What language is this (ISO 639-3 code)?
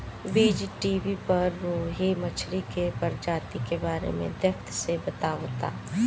bho